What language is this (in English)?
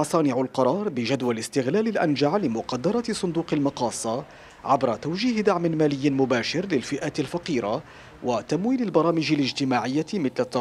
Arabic